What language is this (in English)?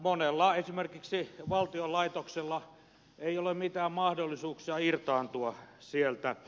Finnish